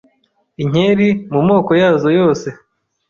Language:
Kinyarwanda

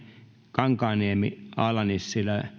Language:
Finnish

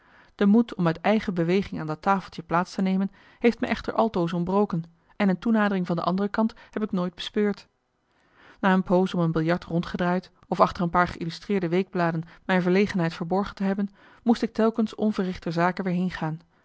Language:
Dutch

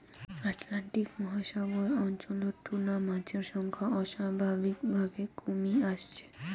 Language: Bangla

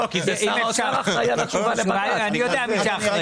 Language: Hebrew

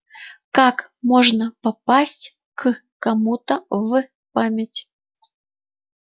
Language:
Russian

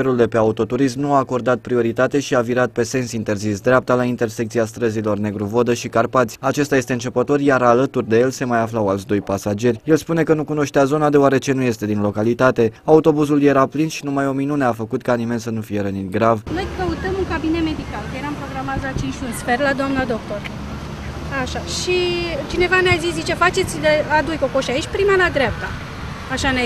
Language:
Romanian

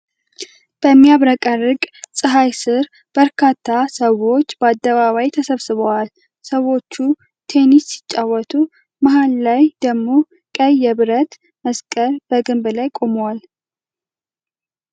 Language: Amharic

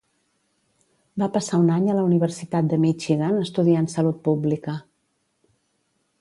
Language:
Catalan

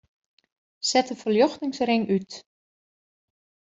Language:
Western Frisian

